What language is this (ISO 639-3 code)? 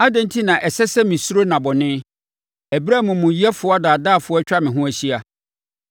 aka